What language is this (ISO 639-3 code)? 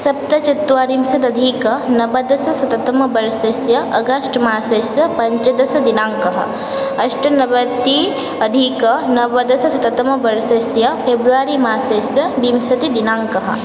san